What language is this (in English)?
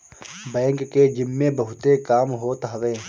Bhojpuri